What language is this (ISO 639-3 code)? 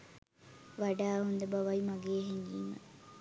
sin